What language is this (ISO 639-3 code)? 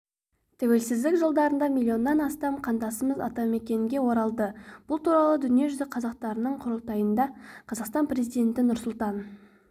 kaz